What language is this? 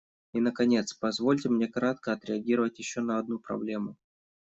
Russian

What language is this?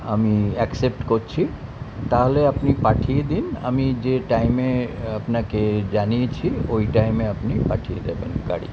Bangla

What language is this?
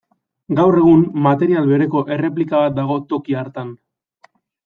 Basque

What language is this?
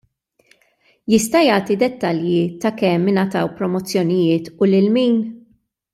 Maltese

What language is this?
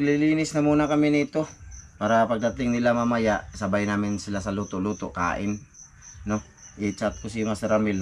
Filipino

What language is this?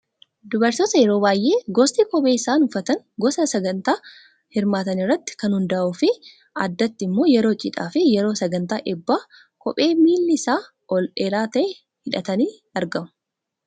Oromo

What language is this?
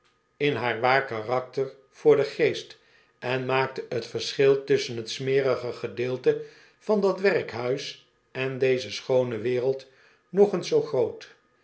Dutch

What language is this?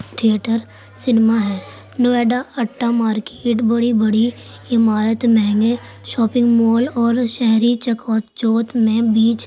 Urdu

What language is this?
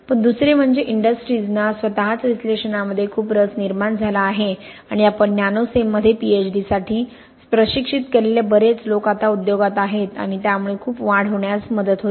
Marathi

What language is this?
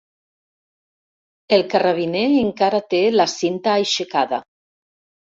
Catalan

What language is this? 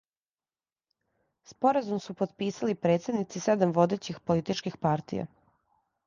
Serbian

